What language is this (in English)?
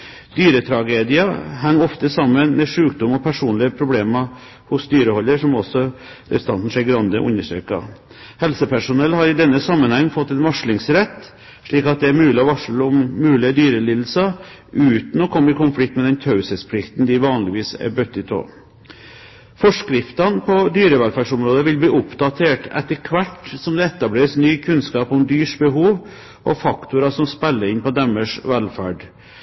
Norwegian Bokmål